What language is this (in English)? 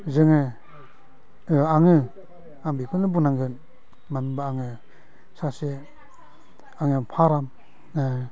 Bodo